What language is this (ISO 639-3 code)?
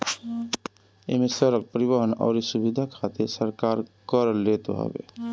bho